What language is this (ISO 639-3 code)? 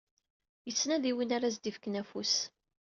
kab